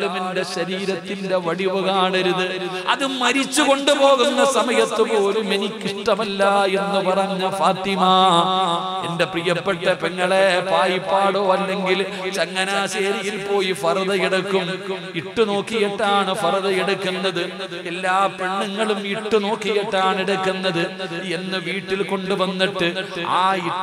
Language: Malayalam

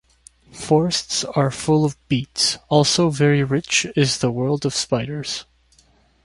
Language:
English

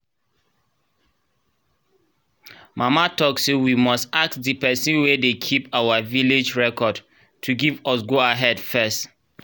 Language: Nigerian Pidgin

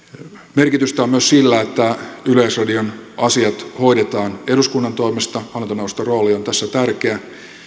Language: Finnish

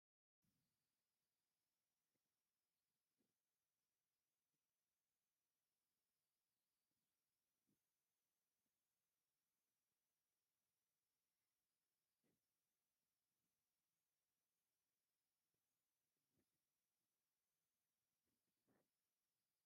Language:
Tigrinya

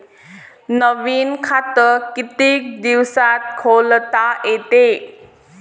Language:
Marathi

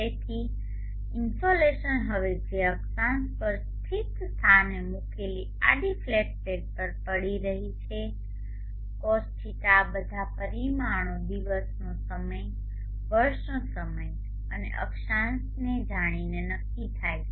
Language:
Gujarati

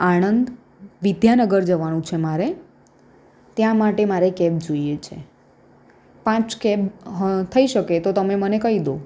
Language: Gujarati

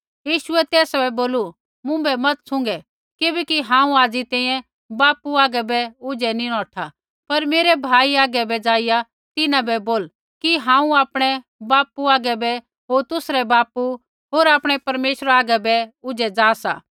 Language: Kullu Pahari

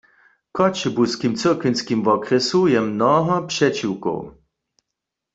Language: Upper Sorbian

